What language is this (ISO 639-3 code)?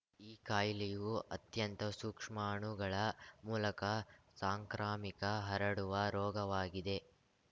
kan